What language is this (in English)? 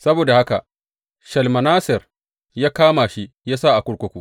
Hausa